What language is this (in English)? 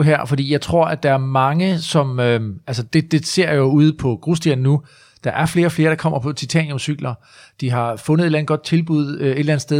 Danish